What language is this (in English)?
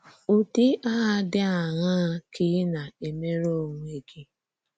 Igbo